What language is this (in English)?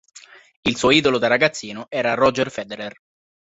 Italian